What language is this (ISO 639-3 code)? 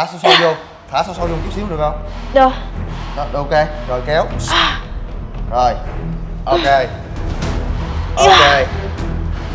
vie